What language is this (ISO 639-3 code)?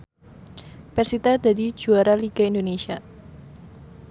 jav